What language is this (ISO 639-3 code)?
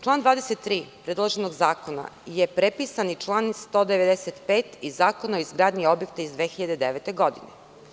srp